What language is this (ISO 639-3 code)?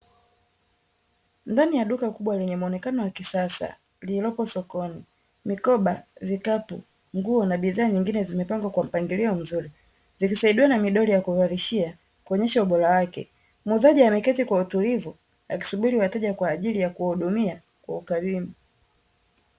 swa